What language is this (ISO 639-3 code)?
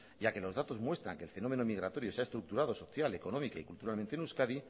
spa